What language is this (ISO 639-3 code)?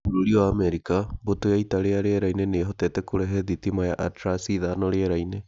kik